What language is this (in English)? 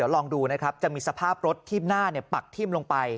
Thai